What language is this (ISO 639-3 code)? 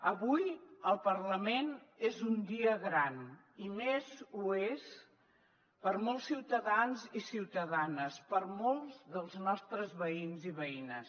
cat